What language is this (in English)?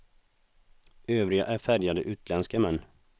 Swedish